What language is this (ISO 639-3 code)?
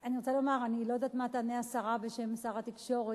heb